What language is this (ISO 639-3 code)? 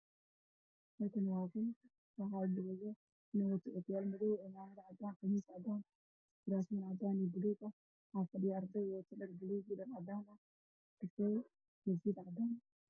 som